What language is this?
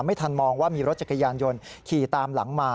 Thai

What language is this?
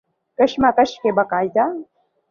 Urdu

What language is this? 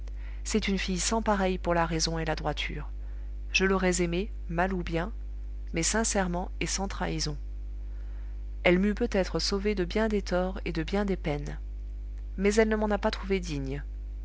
French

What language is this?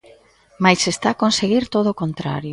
Galician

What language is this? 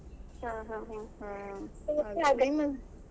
Kannada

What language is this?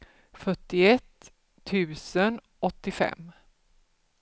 Swedish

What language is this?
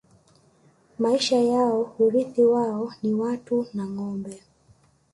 Swahili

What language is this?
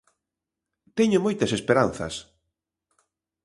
Galician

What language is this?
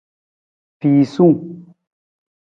Nawdm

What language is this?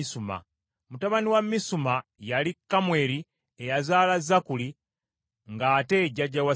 Ganda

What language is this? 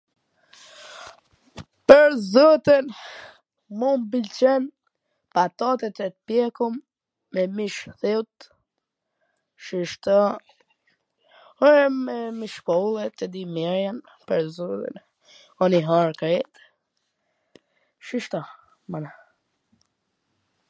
Gheg Albanian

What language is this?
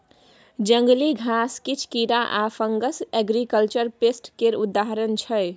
Maithili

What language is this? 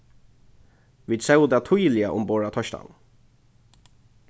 Faroese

